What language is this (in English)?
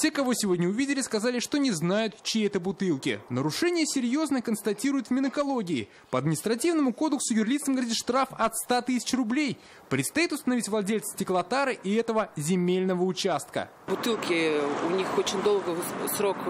Russian